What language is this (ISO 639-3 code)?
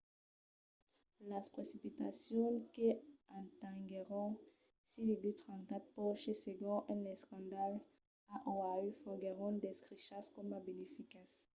oci